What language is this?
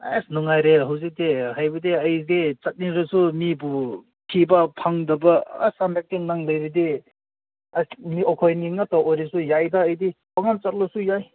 Manipuri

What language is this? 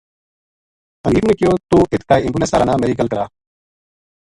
Gujari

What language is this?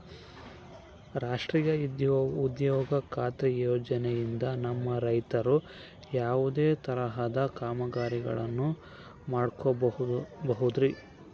Kannada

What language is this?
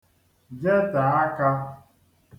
Igbo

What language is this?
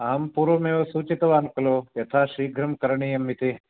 Sanskrit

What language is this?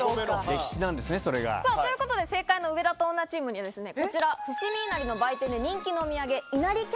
Japanese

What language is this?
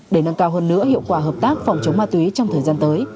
Vietnamese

